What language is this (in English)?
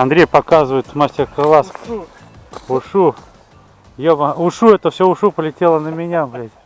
Russian